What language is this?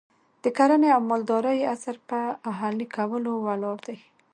Pashto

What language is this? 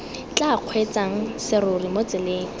Tswana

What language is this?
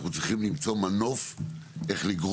Hebrew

